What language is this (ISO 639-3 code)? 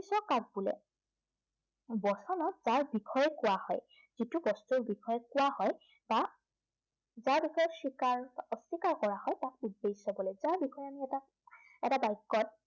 asm